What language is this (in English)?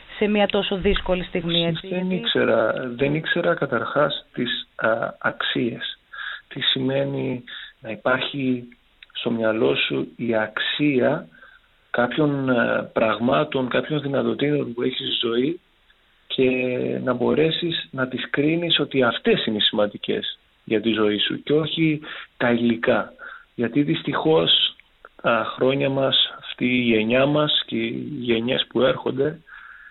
Greek